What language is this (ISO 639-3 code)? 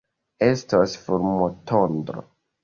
epo